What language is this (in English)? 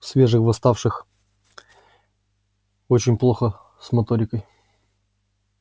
Russian